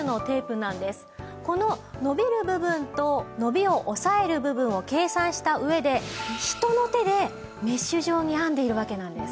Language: Japanese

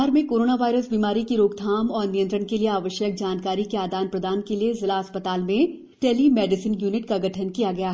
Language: Hindi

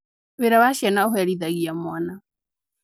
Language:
Kikuyu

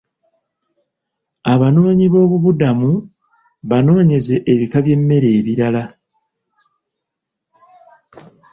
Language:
Ganda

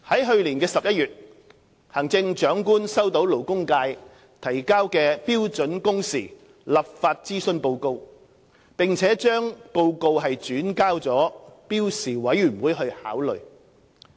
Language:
Cantonese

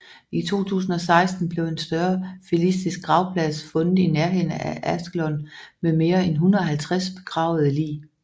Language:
Danish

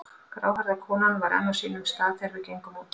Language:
Icelandic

